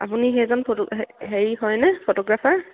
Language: Assamese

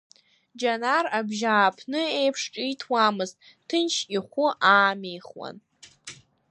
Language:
Abkhazian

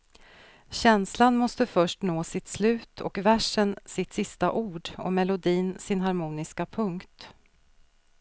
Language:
Swedish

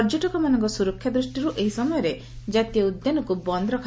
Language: Odia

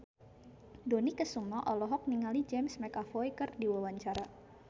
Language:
Sundanese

